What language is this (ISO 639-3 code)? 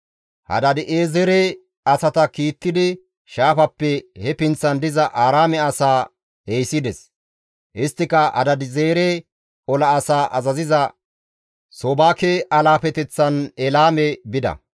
gmv